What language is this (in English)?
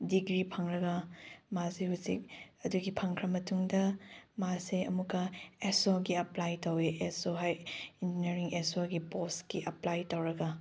Manipuri